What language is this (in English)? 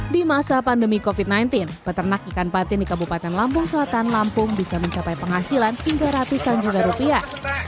Indonesian